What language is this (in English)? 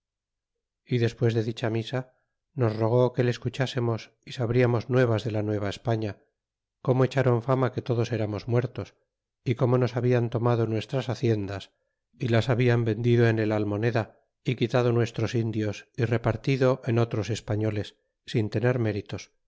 Spanish